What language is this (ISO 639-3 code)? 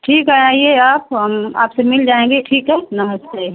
hin